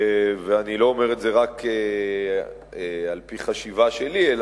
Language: Hebrew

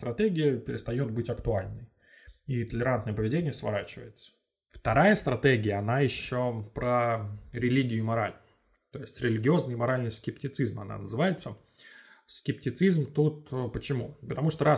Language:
Russian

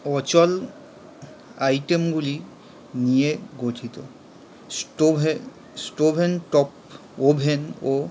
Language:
Bangla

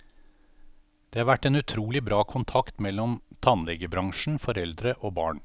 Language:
Norwegian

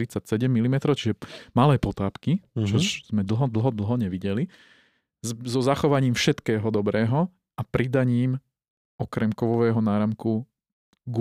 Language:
Slovak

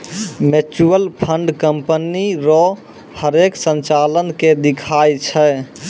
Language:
Maithili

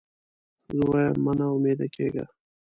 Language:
Pashto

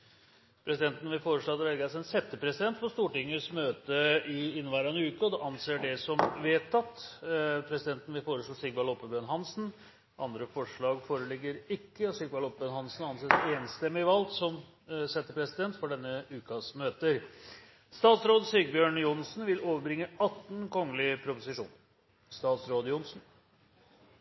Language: Norwegian Bokmål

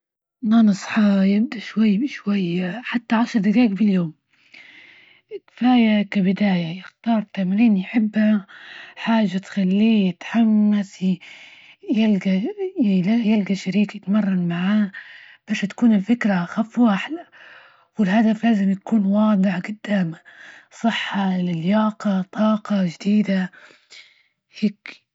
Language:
Libyan Arabic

